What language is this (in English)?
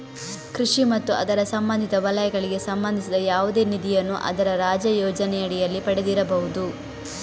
Kannada